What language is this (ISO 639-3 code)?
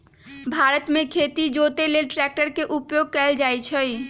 mag